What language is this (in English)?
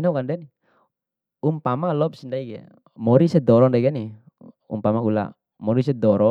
Bima